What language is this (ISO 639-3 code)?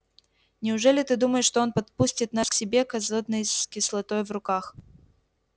rus